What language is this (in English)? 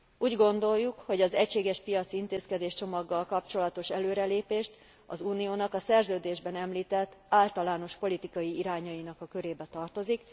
Hungarian